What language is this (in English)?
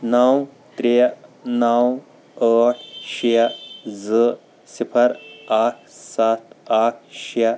Kashmiri